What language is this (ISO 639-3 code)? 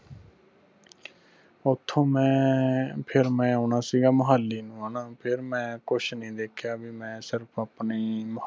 pan